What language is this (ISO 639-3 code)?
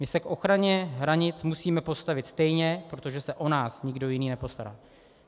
ces